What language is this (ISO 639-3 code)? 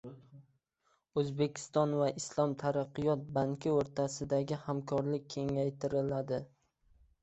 uzb